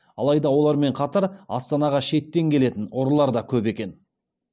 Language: Kazakh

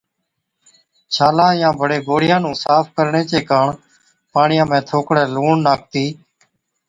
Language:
Od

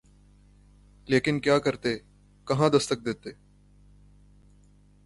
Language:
Urdu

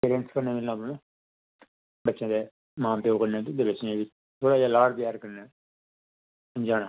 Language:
Dogri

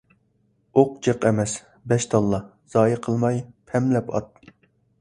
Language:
Uyghur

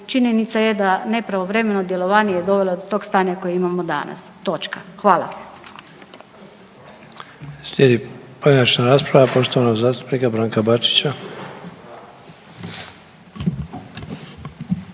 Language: Croatian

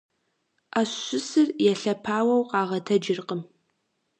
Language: Kabardian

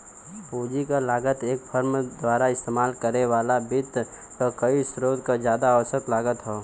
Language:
Bhojpuri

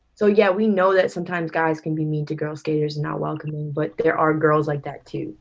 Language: English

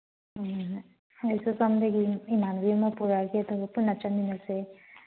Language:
Manipuri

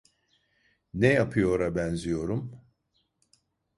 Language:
Turkish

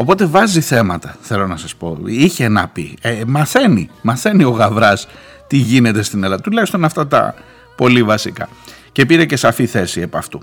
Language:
Greek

